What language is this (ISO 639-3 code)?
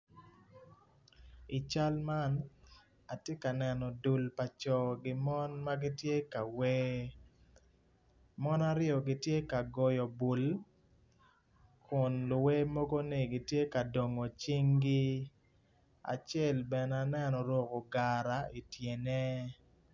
ach